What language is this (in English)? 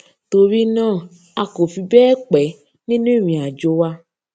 Yoruba